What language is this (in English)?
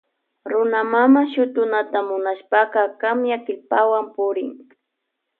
Loja Highland Quichua